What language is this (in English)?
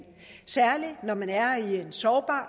Danish